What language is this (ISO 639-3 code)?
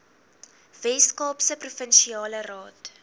afr